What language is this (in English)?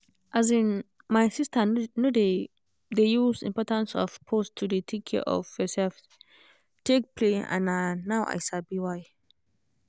Nigerian Pidgin